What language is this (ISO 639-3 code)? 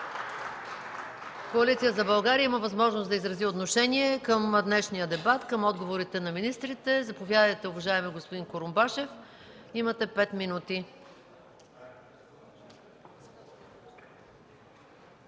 bul